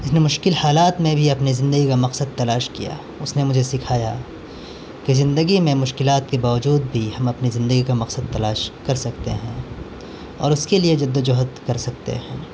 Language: Urdu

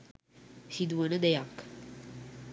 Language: Sinhala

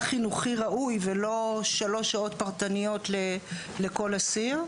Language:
Hebrew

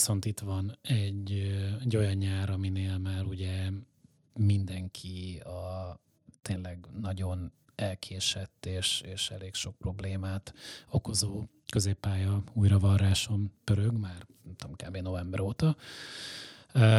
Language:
Hungarian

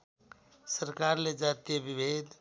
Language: Nepali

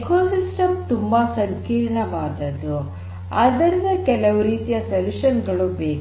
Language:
Kannada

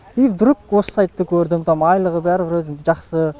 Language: Kazakh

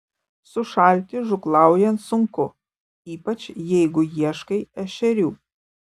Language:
Lithuanian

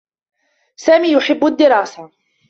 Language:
Arabic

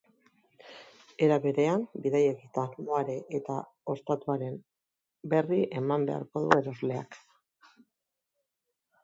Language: Basque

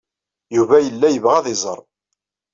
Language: Kabyle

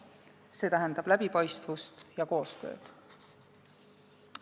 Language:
Estonian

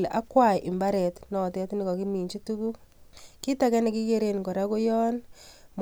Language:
Kalenjin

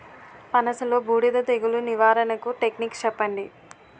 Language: Telugu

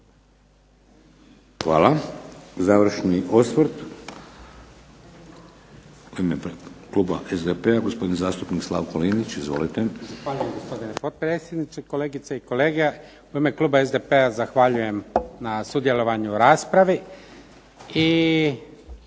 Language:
Croatian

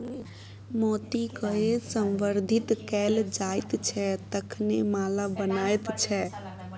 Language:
Maithili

